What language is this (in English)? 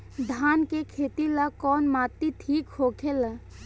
Bhojpuri